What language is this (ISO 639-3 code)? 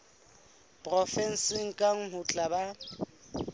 sot